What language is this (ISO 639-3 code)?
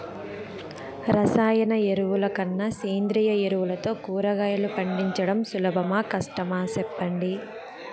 tel